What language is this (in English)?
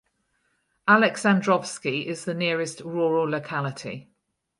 English